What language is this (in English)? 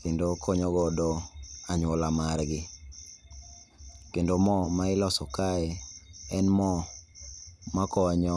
Luo (Kenya and Tanzania)